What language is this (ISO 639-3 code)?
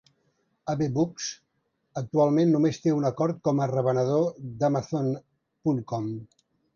cat